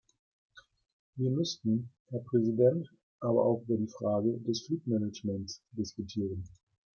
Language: German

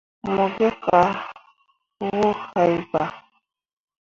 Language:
Mundang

